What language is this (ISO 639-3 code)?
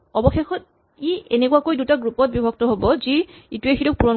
asm